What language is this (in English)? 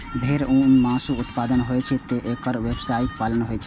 Maithili